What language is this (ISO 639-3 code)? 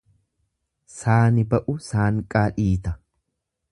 orm